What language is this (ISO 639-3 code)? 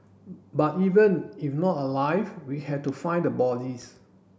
eng